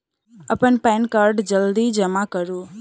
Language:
Maithili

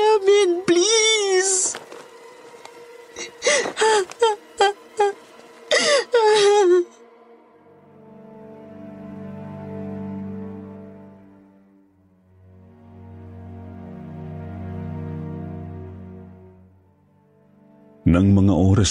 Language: Filipino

